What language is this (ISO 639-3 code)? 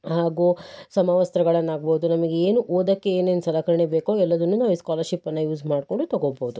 kan